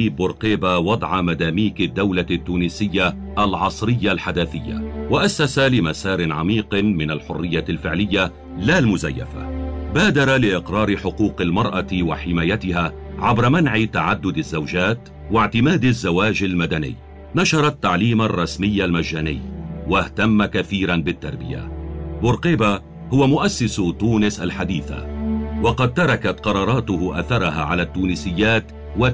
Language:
Arabic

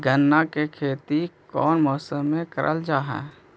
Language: Magahi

